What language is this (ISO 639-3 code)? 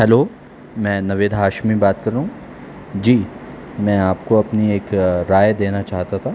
urd